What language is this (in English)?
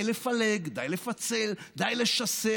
Hebrew